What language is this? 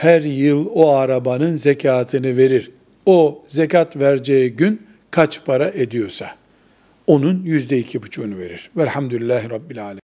Turkish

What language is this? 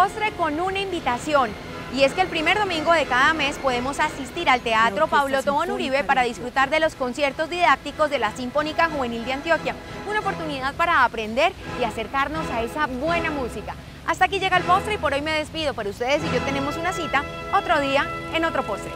Spanish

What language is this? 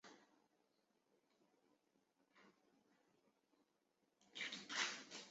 Chinese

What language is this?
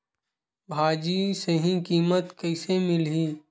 Chhattisgarhi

